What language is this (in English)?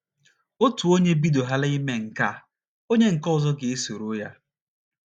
Igbo